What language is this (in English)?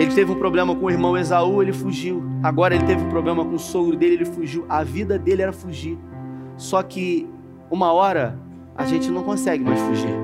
Portuguese